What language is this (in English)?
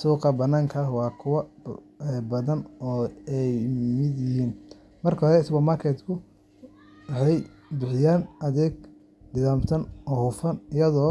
Somali